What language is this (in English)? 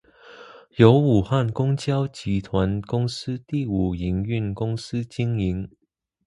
Chinese